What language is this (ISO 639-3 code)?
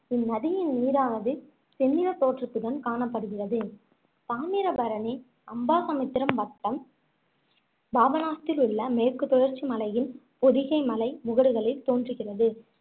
tam